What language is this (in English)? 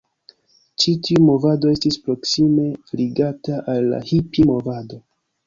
Esperanto